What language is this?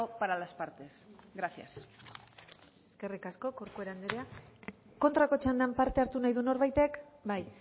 Basque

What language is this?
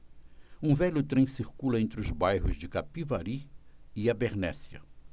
Portuguese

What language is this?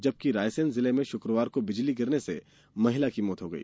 Hindi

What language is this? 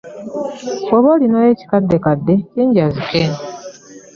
Ganda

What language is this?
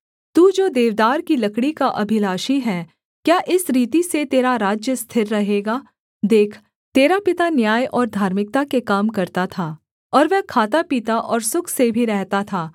Hindi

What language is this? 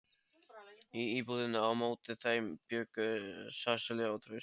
Icelandic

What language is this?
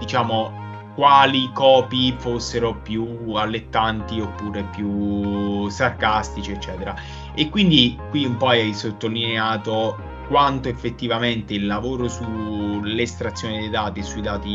Italian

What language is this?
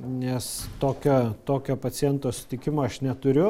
Lithuanian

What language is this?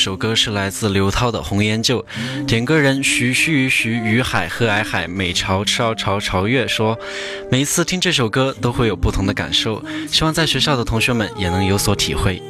Chinese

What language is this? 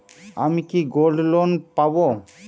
Bangla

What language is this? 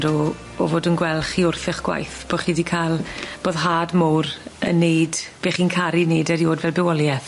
Welsh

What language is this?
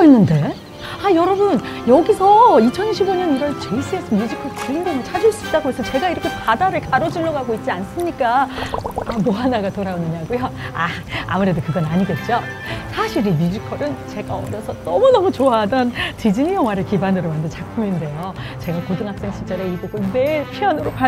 Korean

